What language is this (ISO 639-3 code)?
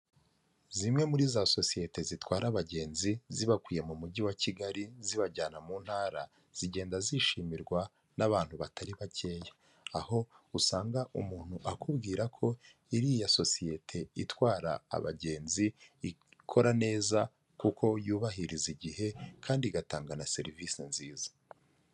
kin